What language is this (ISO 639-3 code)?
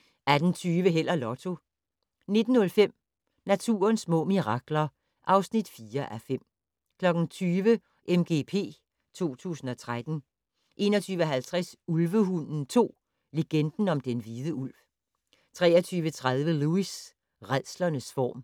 dan